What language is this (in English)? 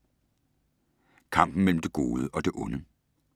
Danish